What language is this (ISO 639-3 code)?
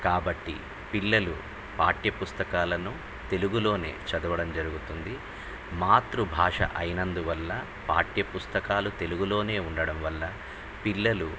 tel